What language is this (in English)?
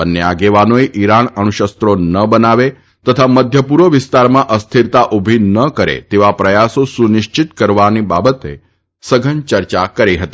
Gujarati